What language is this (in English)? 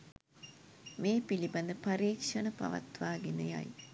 Sinhala